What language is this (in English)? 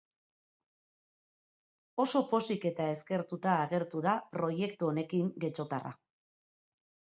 Basque